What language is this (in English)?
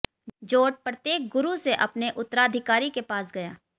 Hindi